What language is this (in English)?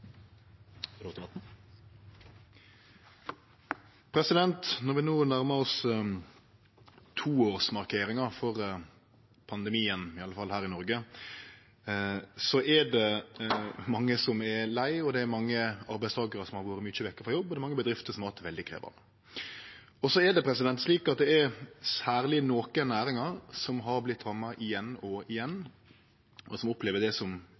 Norwegian Nynorsk